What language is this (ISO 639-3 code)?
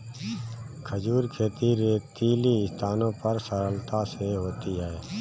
hin